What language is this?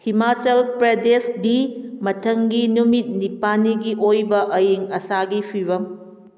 Manipuri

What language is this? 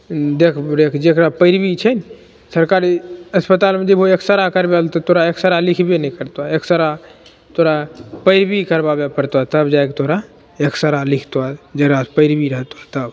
Maithili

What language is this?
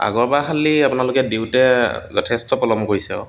Assamese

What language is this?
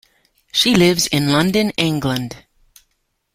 English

